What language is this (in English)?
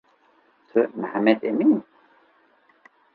Kurdish